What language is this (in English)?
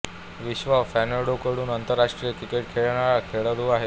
Marathi